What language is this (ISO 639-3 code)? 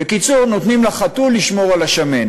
heb